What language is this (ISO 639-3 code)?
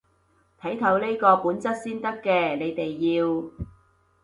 yue